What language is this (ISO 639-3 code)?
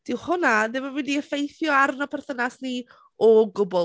cym